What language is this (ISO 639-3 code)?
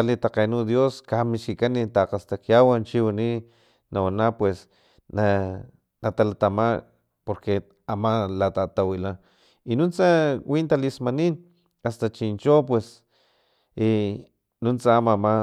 tlp